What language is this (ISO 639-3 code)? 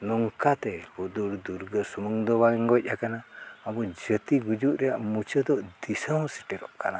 sat